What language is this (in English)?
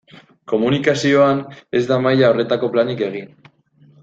Basque